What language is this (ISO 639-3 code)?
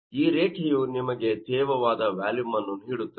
kan